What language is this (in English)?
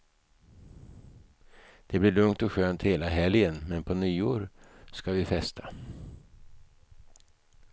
Swedish